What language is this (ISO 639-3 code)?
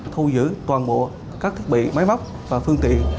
vie